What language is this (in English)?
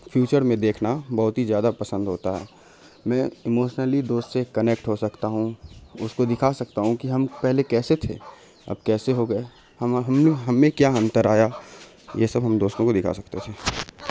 Urdu